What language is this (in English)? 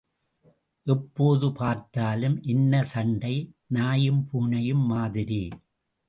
Tamil